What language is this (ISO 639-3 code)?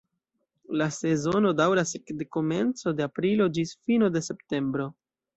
epo